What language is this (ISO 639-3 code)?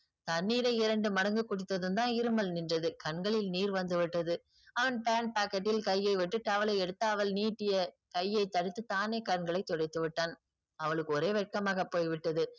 tam